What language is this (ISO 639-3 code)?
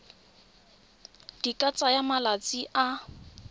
tsn